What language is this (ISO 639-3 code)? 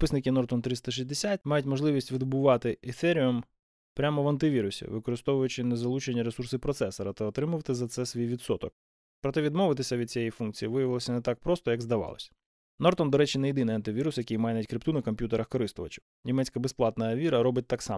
ukr